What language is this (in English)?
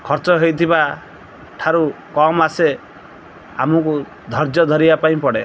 Odia